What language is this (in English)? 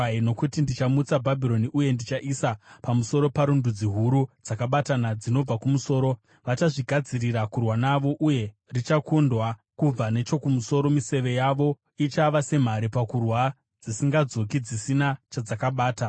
Shona